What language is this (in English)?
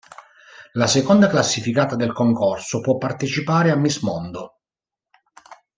Italian